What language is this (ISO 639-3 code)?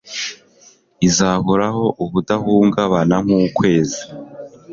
kin